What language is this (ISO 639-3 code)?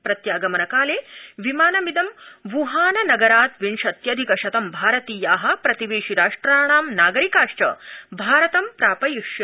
san